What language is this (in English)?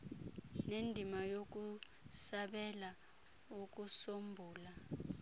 Xhosa